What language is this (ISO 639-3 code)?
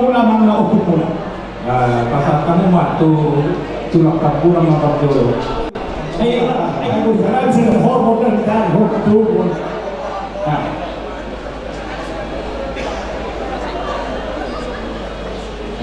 abk